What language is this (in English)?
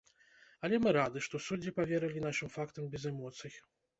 Belarusian